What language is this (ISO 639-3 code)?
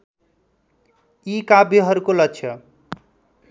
nep